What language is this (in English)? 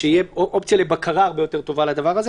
Hebrew